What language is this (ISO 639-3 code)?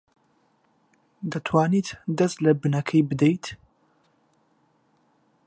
ckb